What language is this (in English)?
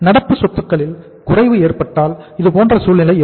Tamil